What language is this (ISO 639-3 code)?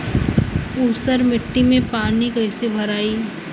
bho